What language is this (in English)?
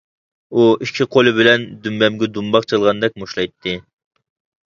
Uyghur